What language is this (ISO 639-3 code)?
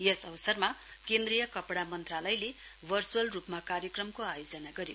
nep